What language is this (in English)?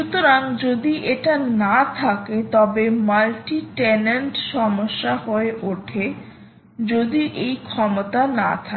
Bangla